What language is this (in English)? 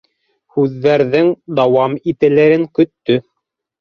Bashkir